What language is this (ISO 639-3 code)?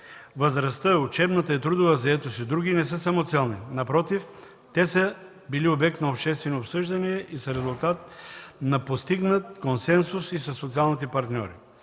bul